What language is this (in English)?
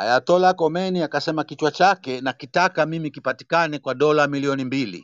Swahili